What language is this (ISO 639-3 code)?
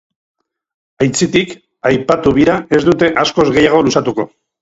eus